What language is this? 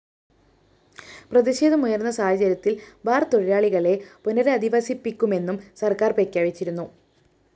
Malayalam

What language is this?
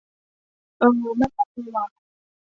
Thai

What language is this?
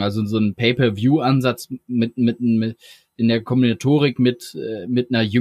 German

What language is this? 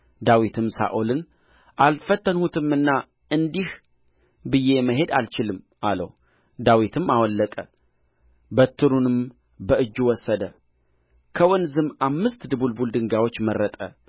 Amharic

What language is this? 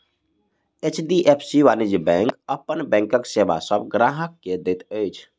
Maithili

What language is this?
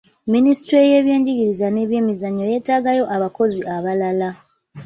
Ganda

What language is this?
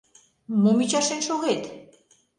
Mari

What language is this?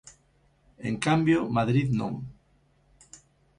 Galician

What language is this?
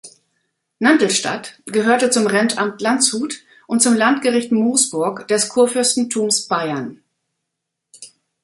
German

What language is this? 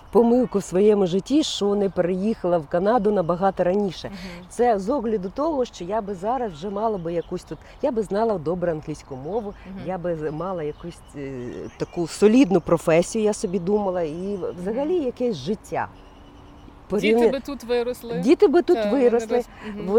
Ukrainian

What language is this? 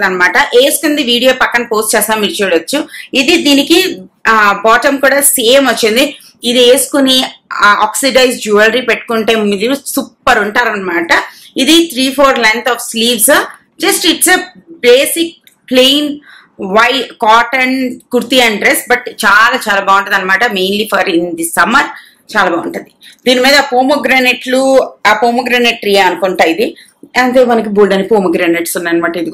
Telugu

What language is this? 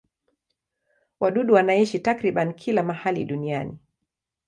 Swahili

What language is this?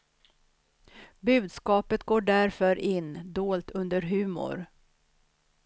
Swedish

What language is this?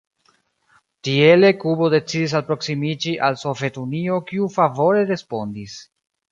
Esperanto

